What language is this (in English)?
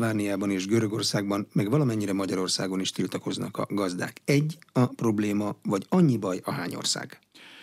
Hungarian